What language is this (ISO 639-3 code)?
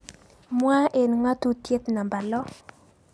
kln